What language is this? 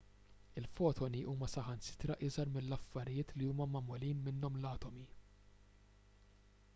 Maltese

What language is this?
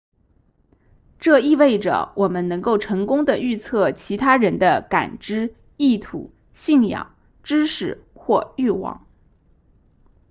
Chinese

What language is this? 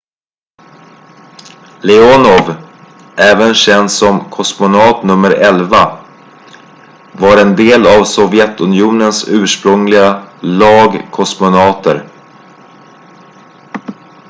Swedish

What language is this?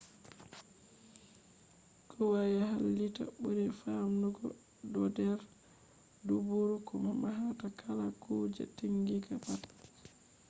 Fula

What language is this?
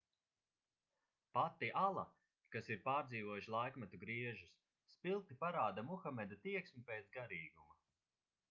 Latvian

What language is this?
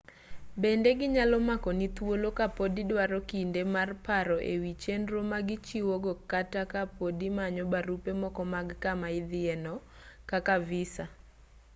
Luo (Kenya and Tanzania)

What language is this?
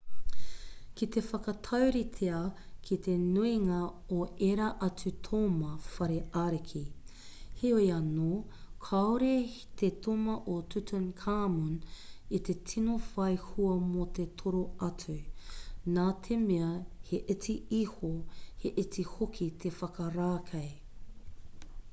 Māori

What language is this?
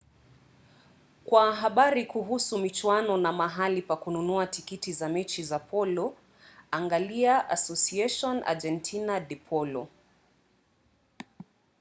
Swahili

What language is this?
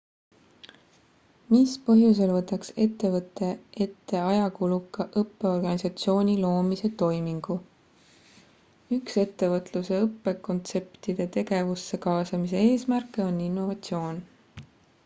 Estonian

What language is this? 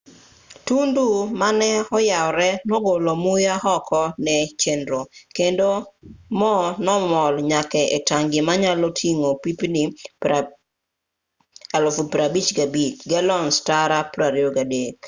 Luo (Kenya and Tanzania)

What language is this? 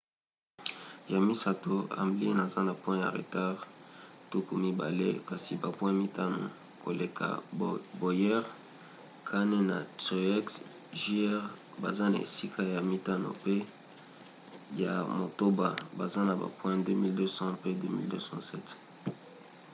Lingala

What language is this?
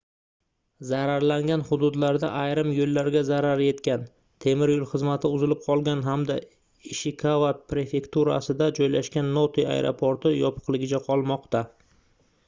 Uzbek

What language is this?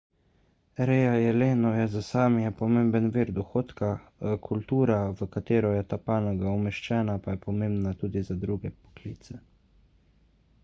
Slovenian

